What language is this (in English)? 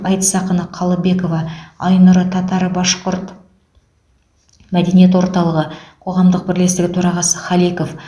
Kazakh